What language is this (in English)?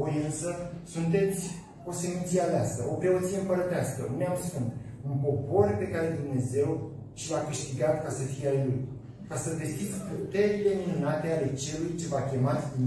Romanian